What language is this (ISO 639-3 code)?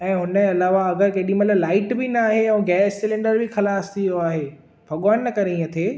snd